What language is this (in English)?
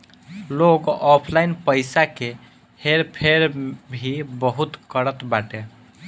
Bhojpuri